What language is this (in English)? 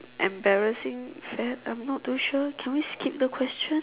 English